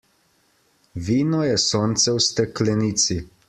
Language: Slovenian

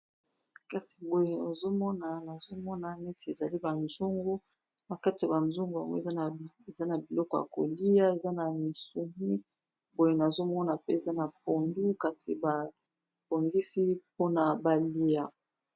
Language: Lingala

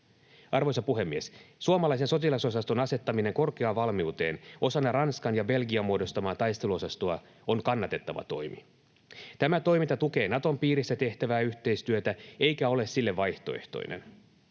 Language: Finnish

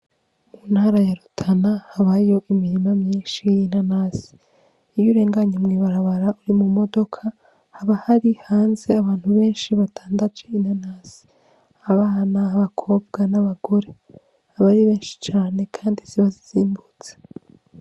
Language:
Rundi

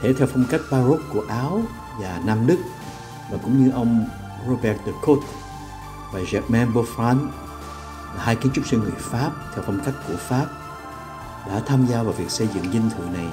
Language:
Vietnamese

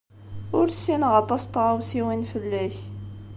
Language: Kabyle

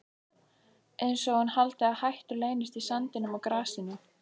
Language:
Icelandic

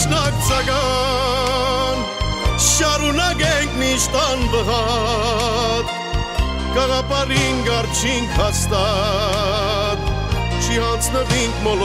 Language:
Romanian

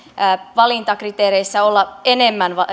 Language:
Finnish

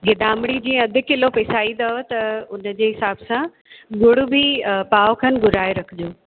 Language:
Sindhi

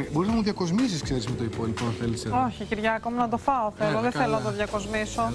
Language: Greek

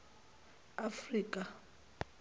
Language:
Zulu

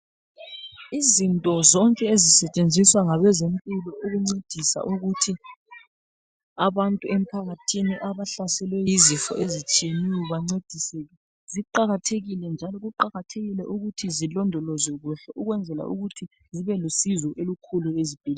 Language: North Ndebele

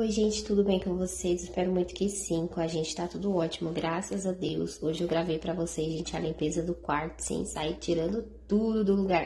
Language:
Portuguese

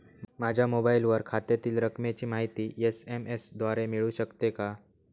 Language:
Marathi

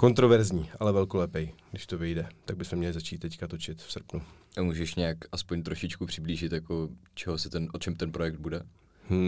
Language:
Czech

